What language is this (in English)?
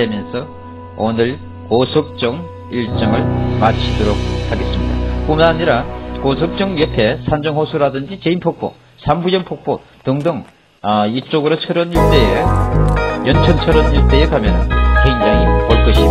Korean